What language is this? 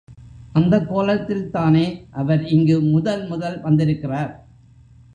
Tamil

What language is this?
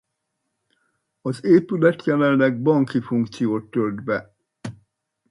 Hungarian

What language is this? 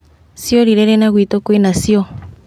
Kikuyu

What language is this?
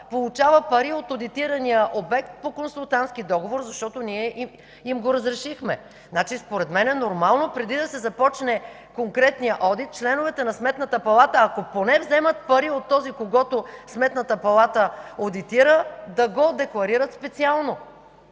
Bulgarian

